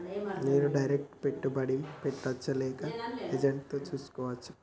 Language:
Telugu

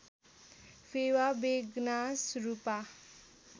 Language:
Nepali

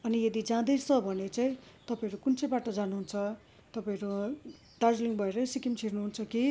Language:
Nepali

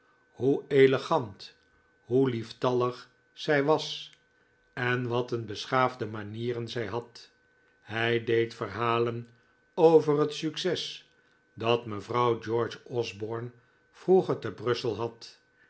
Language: Dutch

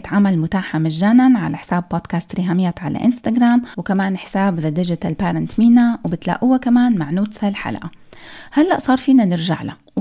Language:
Arabic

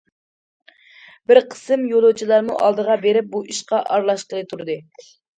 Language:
Uyghur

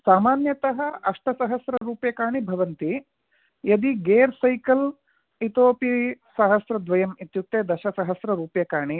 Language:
Sanskrit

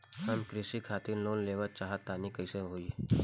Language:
Bhojpuri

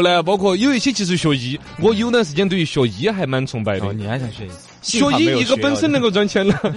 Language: Chinese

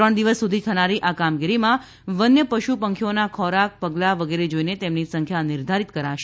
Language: Gujarati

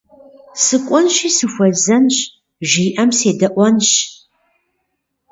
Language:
Kabardian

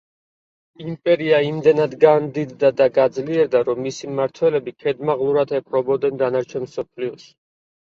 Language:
Georgian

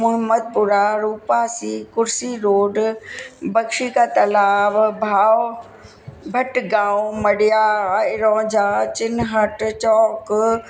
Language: Sindhi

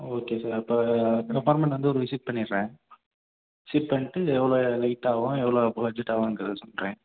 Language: Tamil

